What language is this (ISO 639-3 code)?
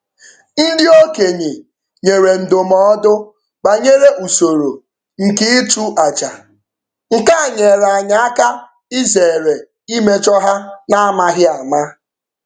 ibo